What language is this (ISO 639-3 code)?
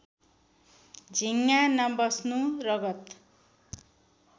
nep